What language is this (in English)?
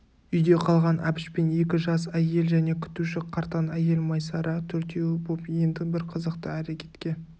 Kazakh